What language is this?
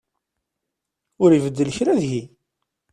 Kabyle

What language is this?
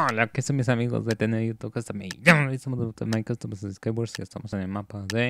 Spanish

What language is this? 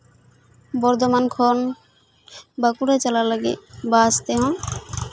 Santali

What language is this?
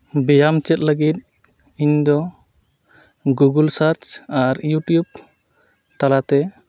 Santali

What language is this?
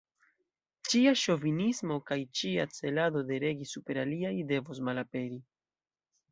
Esperanto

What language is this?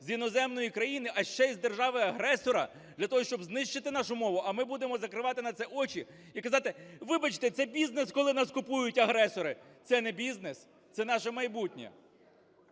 Ukrainian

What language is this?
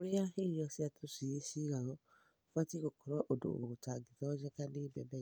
Kikuyu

